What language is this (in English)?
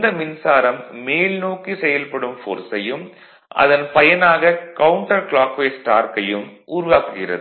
Tamil